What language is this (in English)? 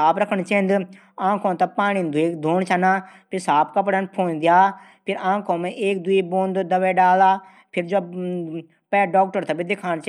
Garhwali